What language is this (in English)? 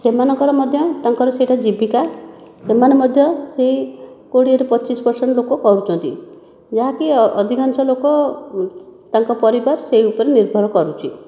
Odia